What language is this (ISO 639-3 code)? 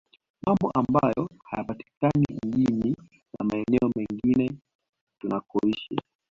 swa